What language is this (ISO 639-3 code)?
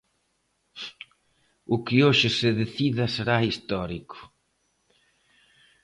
glg